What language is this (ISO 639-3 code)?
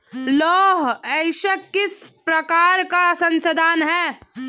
hin